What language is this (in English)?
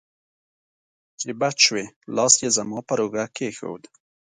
Pashto